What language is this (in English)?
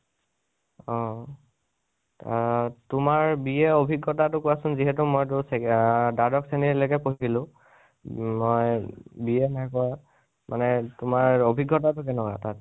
Assamese